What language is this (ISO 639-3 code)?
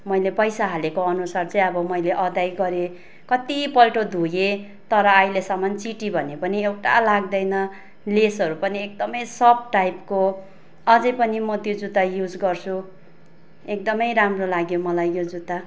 nep